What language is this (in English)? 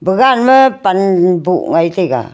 Wancho Naga